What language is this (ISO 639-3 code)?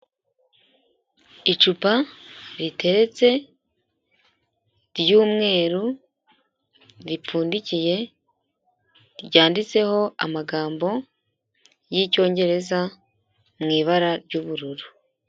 kin